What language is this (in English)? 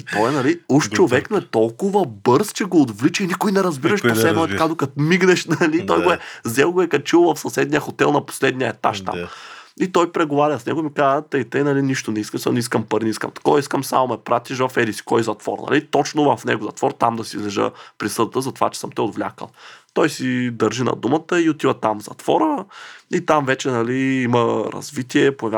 Bulgarian